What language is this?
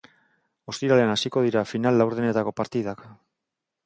Basque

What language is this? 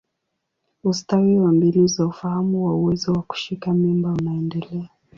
Swahili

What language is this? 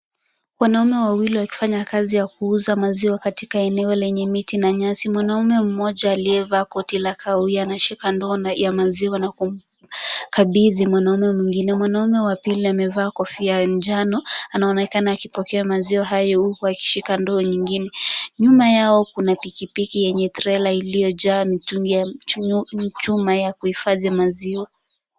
Swahili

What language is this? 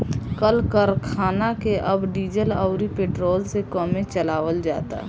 Bhojpuri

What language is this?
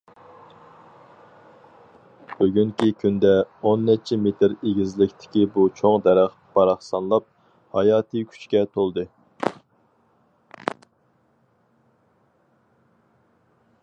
Uyghur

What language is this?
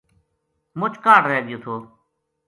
Gujari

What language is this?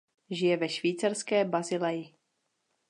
Czech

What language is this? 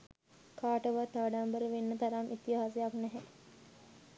Sinhala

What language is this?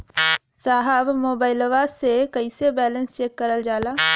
Bhojpuri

